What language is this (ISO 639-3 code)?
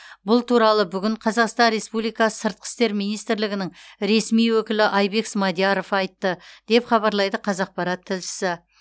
kaz